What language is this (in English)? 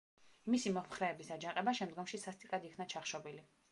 Georgian